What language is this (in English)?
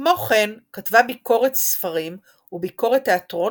Hebrew